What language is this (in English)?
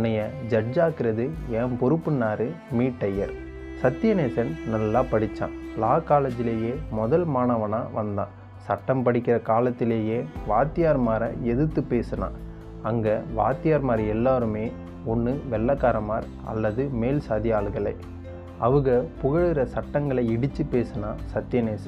Tamil